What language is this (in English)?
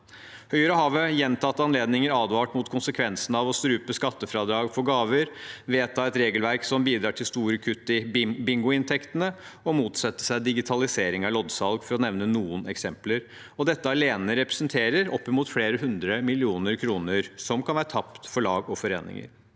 Norwegian